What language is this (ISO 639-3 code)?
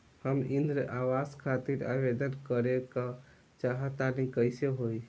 bho